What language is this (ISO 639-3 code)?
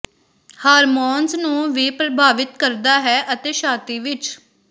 pan